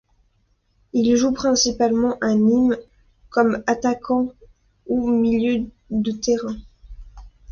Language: French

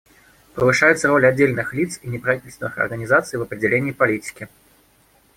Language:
Russian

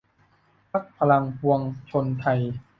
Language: Thai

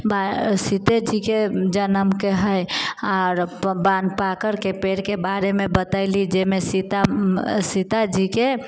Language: Maithili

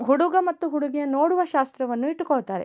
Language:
Kannada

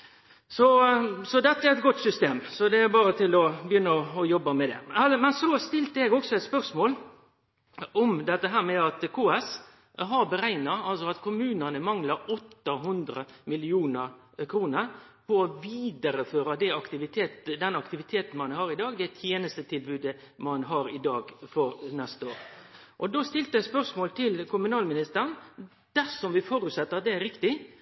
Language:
Norwegian Nynorsk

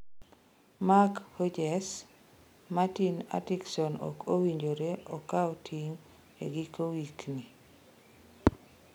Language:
Luo (Kenya and Tanzania)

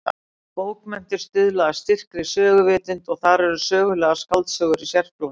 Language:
Icelandic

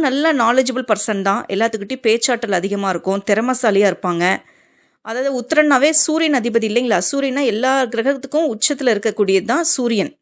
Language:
Tamil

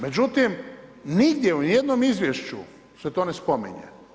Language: Croatian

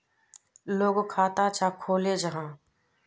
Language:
Magahi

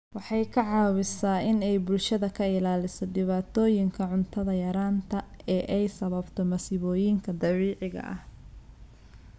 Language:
Somali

